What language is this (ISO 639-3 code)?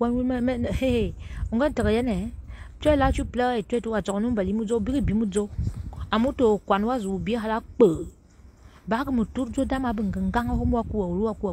fra